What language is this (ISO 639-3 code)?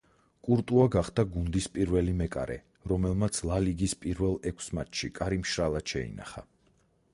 kat